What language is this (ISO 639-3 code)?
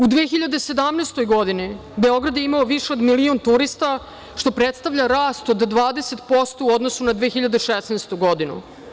srp